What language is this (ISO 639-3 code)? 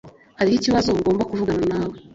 kin